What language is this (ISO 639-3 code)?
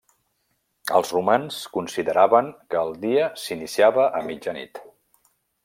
cat